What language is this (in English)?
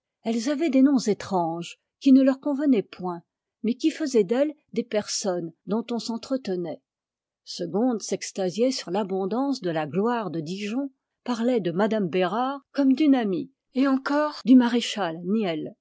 French